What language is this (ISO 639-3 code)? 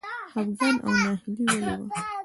pus